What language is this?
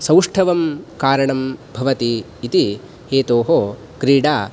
Sanskrit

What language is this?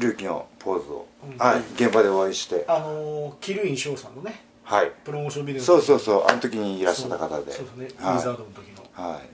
Japanese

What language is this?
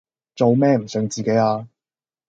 Cantonese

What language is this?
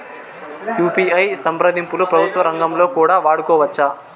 Telugu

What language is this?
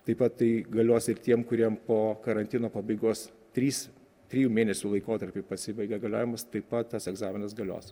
Lithuanian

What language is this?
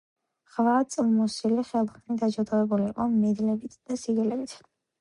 Georgian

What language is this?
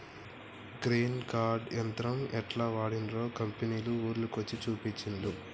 Telugu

